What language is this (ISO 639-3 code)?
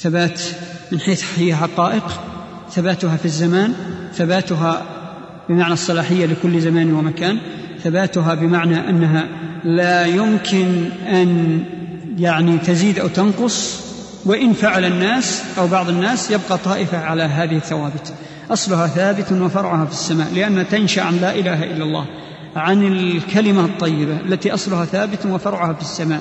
ara